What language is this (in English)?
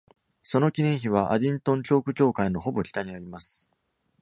Japanese